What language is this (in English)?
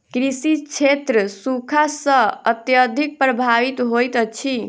Maithili